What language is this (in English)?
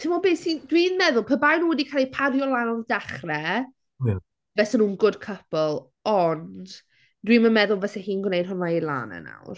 Welsh